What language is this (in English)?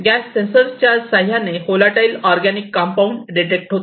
Marathi